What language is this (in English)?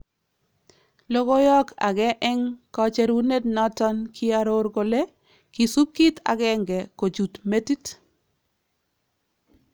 Kalenjin